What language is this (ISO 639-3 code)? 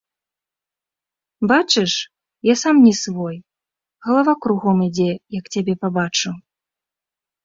bel